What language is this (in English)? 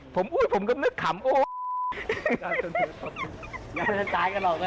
Thai